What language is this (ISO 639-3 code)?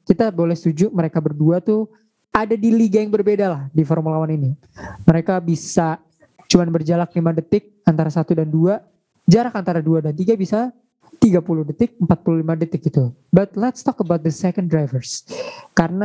ind